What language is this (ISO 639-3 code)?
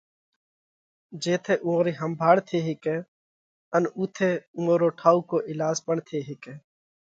kvx